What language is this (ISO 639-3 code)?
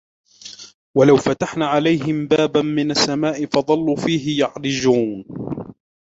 ara